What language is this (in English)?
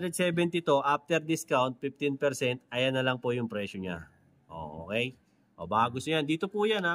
Filipino